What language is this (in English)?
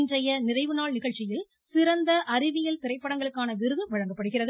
Tamil